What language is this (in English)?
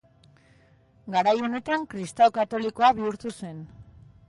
Basque